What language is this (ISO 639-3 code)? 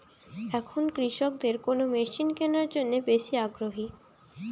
ben